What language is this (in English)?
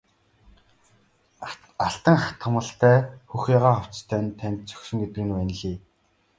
Mongolian